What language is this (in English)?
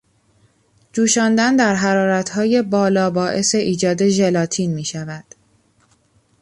Persian